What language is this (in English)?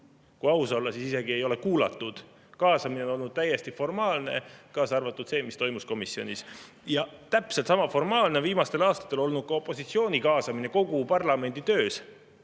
Estonian